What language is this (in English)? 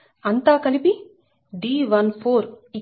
Telugu